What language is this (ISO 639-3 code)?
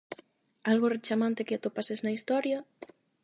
glg